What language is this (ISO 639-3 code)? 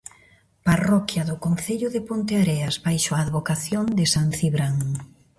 glg